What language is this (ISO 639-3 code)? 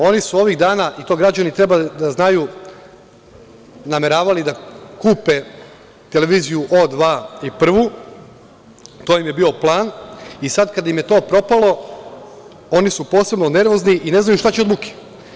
srp